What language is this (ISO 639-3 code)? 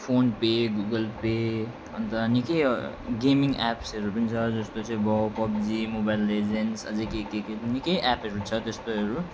nep